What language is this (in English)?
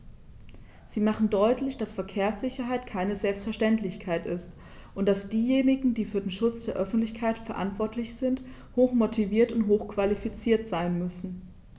German